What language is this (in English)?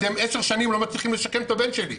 Hebrew